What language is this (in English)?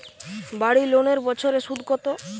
Bangla